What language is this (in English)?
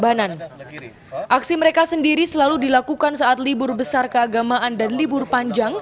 Indonesian